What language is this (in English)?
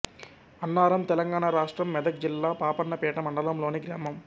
Telugu